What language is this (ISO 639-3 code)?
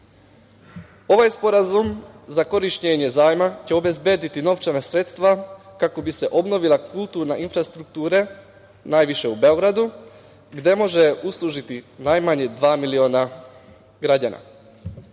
srp